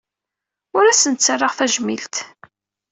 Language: Kabyle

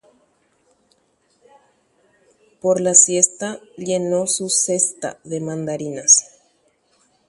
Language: Guarani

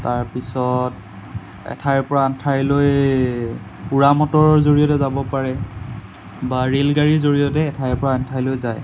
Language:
Assamese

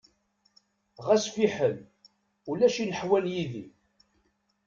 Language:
Kabyle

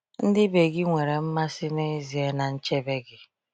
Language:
Igbo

